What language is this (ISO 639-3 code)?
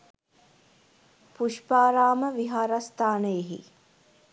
sin